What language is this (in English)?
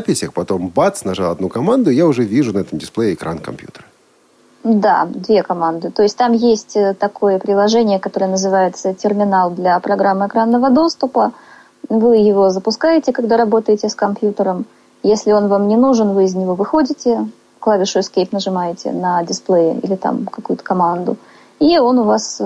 Russian